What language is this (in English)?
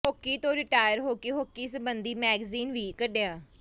Punjabi